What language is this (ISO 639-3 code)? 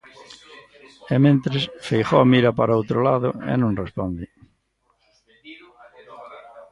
glg